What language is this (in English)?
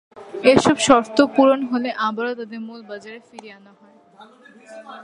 Bangla